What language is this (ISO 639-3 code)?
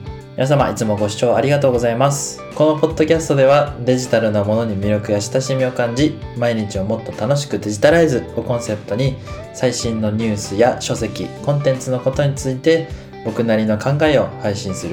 jpn